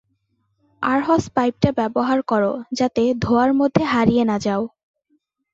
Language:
Bangla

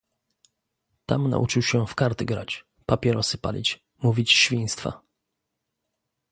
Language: Polish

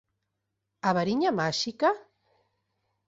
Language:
Galician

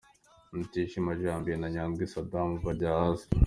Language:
Kinyarwanda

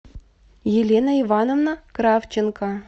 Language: Russian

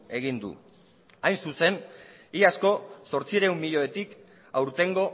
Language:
Basque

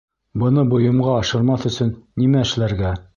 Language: Bashkir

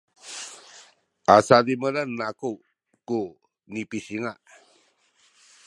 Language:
Sakizaya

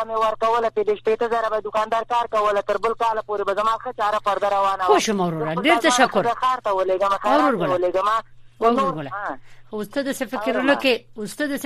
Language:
Persian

